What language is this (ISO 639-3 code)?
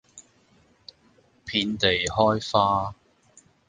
yue